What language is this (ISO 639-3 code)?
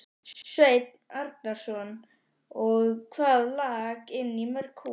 isl